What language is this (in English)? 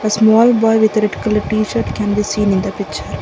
English